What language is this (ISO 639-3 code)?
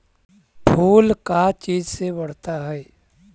mag